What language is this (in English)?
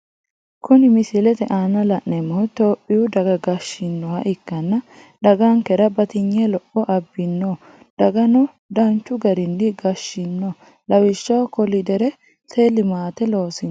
Sidamo